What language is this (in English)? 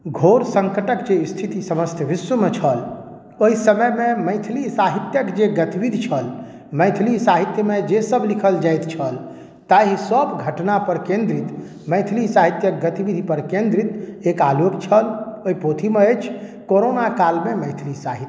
Maithili